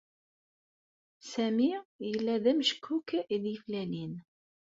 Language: Kabyle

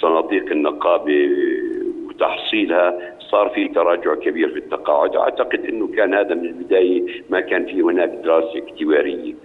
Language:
Arabic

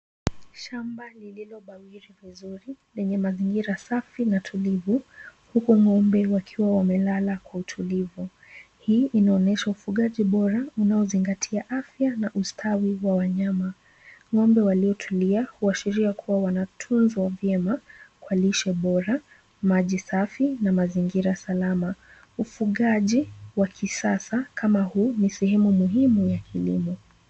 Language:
Swahili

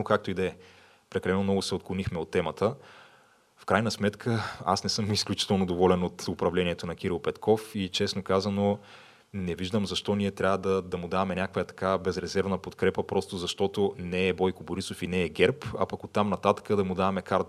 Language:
Bulgarian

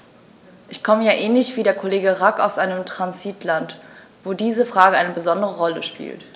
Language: German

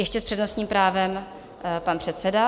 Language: Czech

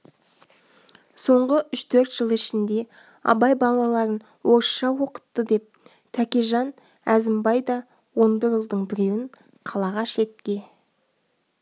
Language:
Kazakh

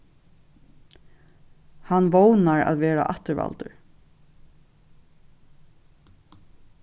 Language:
Faroese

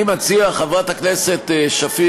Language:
Hebrew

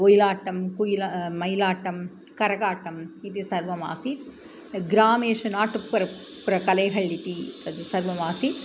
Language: Sanskrit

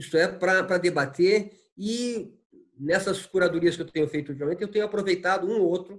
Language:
Portuguese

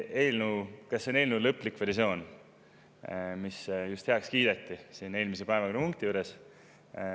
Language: Estonian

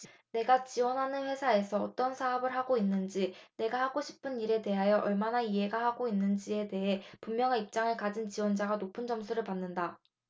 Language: Korean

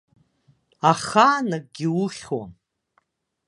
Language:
Abkhazian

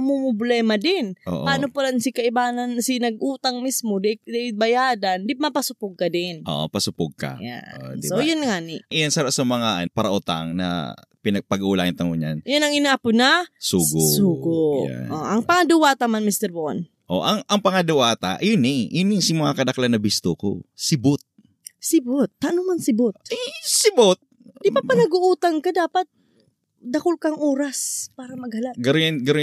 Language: Filipino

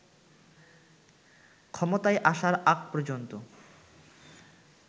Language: Bangla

